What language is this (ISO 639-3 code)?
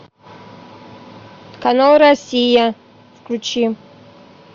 rus